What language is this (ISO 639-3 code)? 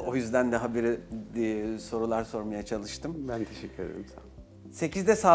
tur